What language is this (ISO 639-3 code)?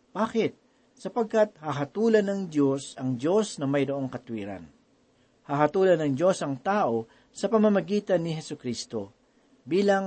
fil